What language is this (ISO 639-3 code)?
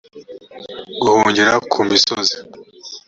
kin